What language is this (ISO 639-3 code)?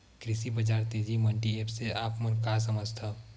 hne